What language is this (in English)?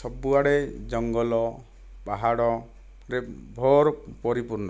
Odia